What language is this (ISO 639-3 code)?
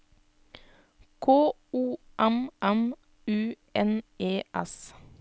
nor